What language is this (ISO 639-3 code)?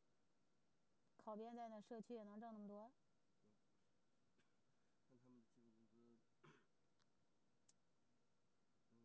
zho